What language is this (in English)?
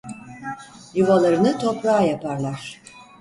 Turkish